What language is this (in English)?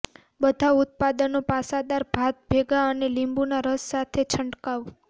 Gujarati